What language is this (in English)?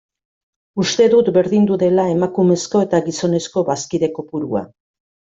Basque